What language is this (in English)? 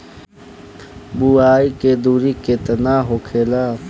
Bhojpuri